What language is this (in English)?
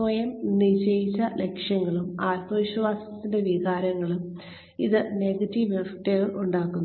Malayalam